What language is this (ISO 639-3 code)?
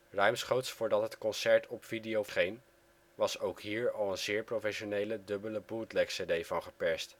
nld